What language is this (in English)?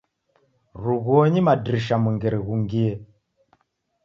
Taita